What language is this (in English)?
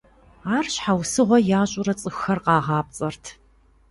Kabardian